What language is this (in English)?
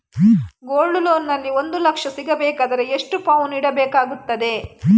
Kannada